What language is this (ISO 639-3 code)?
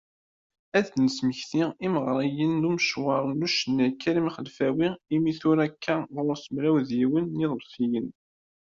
kab